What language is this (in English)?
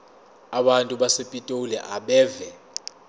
Zulu